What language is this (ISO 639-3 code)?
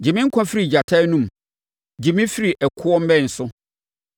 aka